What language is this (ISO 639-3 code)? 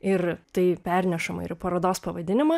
lit